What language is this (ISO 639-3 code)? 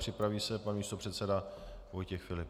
ces